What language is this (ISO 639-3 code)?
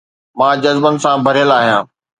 snd